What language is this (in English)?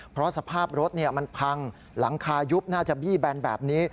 Thai